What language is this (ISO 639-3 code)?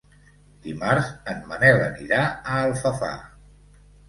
cat